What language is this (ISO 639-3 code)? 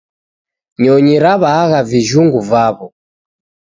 dav